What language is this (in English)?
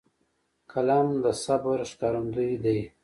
Pashto